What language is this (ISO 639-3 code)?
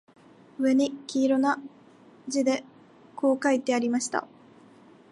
jpn